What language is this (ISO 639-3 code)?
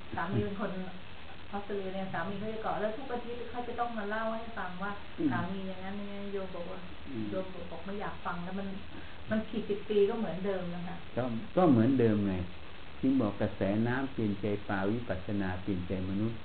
tha